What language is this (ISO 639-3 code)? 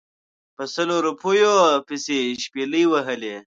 pus